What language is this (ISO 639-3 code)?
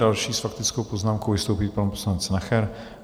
ces